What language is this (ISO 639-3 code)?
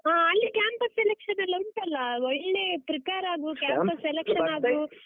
kan